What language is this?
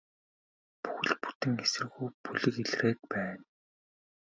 Mongolian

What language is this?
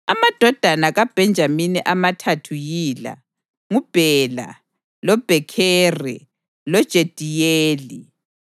North Ndebele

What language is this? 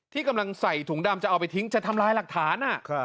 Thai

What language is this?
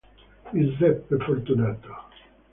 Italian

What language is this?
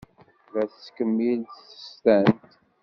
Kabyle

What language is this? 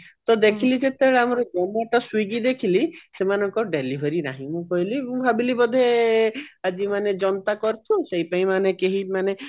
Odia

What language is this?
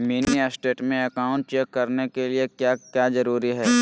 Magahi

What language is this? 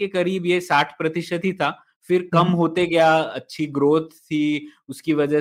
Hindi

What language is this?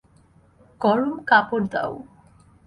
Bangla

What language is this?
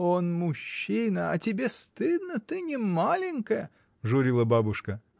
Russian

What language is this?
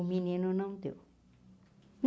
Portuguese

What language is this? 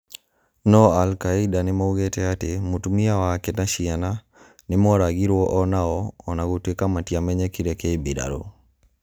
Kikuyu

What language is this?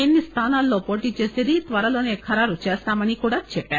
Telugu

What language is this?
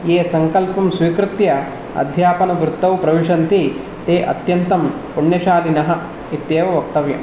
Sanskrit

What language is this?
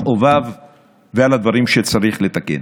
Hebrew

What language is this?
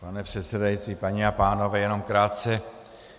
Czech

